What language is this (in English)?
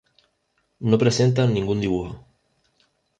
Spanish